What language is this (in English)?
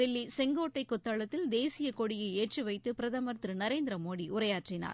Tamil